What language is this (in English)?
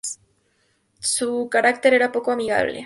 Spanish